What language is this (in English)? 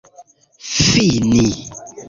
Esperanto